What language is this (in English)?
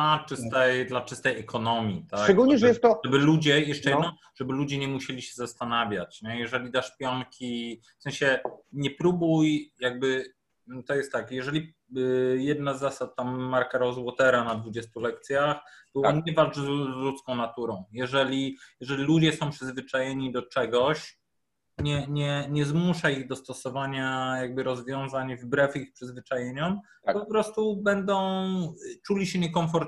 Polish